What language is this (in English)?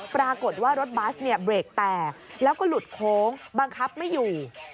Thai